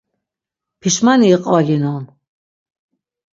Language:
Laz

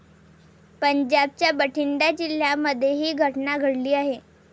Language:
Marathi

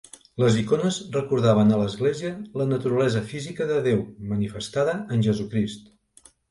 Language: Catalan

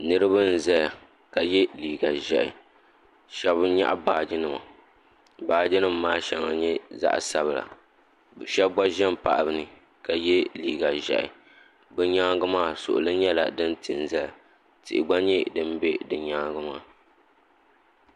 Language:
Dagbani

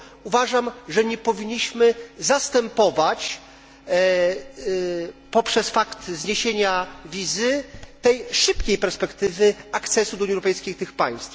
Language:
Polish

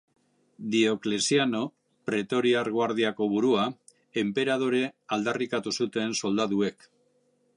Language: Basque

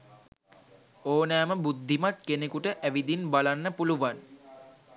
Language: Sinhala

